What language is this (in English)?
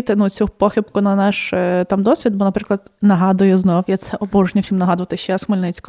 Ukrainian